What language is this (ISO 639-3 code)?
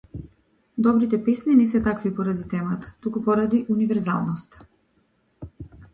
mkd